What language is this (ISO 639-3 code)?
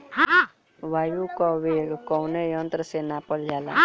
bho